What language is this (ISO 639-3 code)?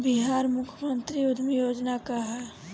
bho